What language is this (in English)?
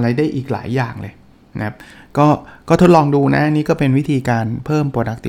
Thai